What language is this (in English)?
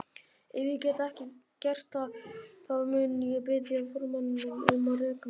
Icelandic